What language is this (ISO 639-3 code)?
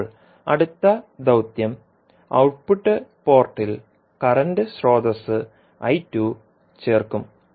mal